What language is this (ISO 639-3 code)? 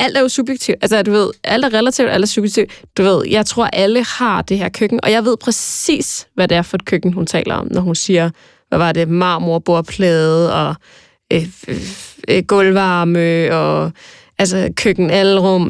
dan